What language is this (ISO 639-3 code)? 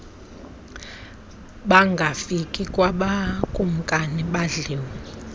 xho